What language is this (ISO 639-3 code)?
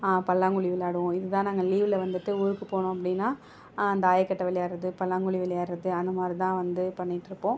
tam